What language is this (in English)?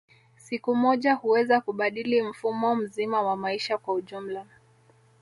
Swahili